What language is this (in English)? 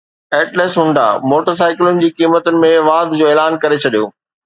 Sindhi